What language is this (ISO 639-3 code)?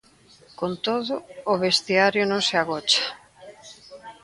glg